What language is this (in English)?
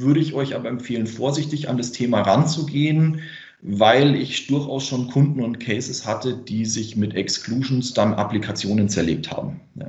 German